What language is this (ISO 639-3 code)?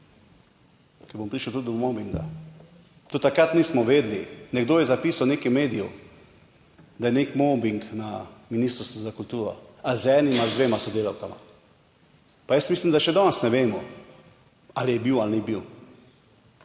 slv